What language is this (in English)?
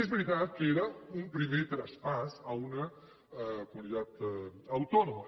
Catalan